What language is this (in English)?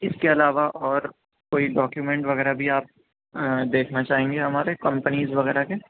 Urdu